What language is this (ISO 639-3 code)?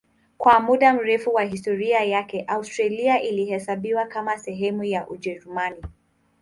swa